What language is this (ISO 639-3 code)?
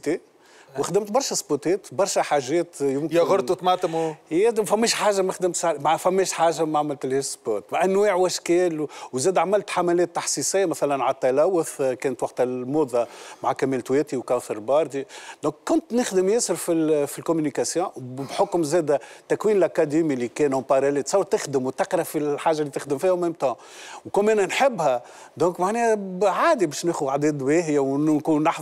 ara